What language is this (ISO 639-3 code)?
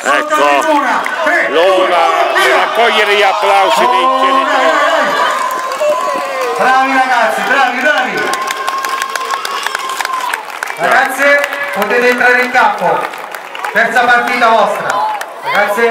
ita